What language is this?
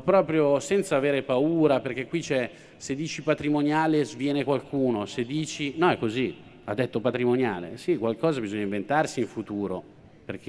Italian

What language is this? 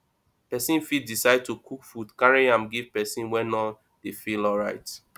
Nigerian Pidgin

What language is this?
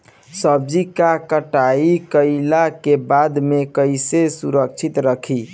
Bhojpuri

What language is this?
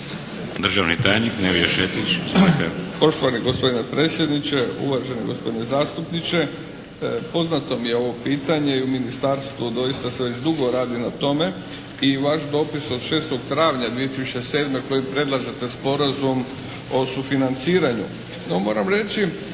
Croatian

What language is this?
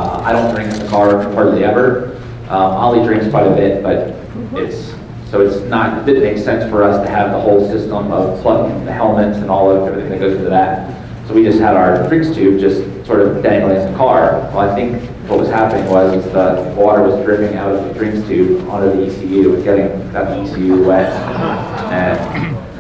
English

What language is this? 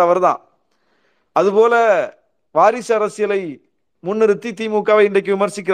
Tamil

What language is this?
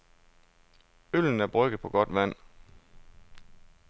Danish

